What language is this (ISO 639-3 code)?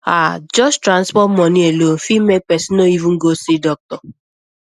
pcm